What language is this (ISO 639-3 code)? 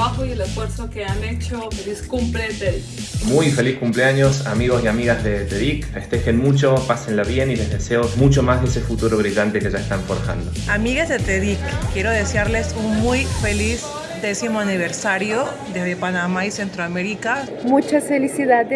spa